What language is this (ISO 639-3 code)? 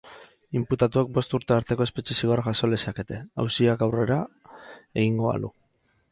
eus